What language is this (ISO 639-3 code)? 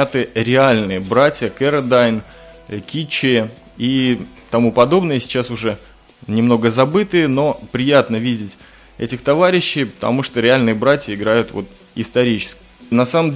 rus